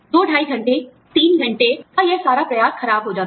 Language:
Hindi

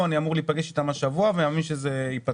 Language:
Hebrew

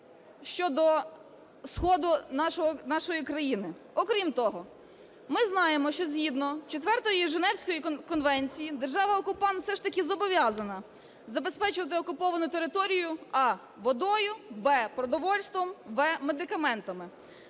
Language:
Ukrainian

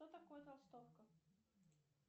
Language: Russian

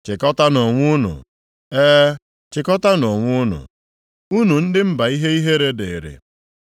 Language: Igbo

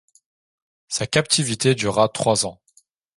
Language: French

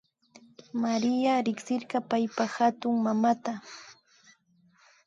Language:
Imbabura Highland Quichua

